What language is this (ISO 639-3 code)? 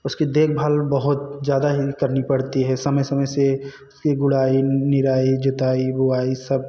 hin